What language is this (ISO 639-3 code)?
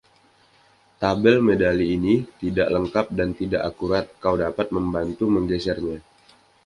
ind